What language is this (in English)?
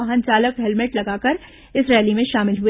Hindi